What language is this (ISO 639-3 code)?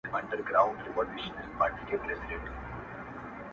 pus